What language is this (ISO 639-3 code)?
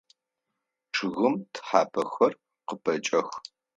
ady